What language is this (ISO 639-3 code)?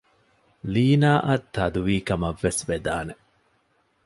div